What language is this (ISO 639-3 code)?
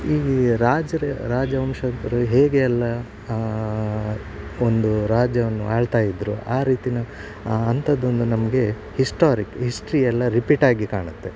kan